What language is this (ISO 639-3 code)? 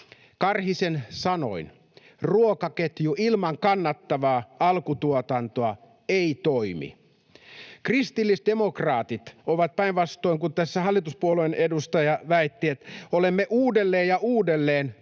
fin